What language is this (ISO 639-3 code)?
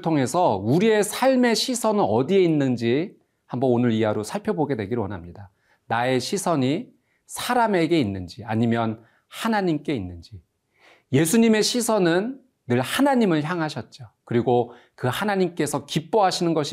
kor